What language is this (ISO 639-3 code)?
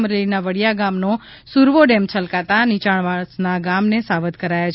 guj